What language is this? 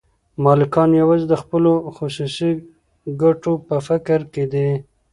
Pashto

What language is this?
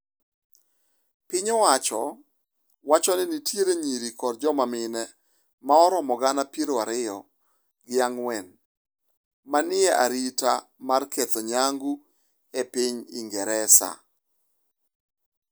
Luo (Kenya and Tanzania)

